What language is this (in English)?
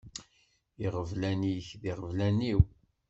Kabyle